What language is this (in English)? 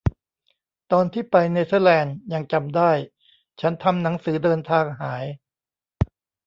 Thai